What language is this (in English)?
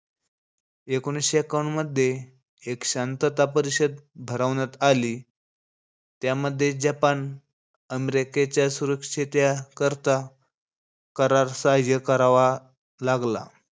Marathi